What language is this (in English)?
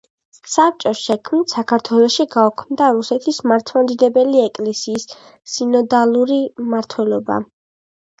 Georgian